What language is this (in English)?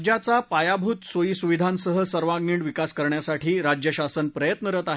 Marathi